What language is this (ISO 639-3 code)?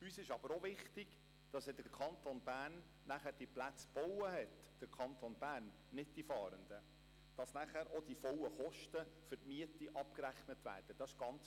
gsw